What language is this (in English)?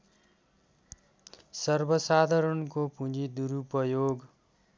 Nepali